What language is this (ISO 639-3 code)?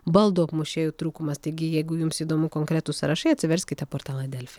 lit